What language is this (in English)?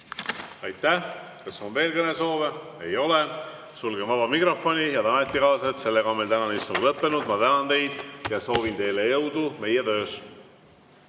Estonian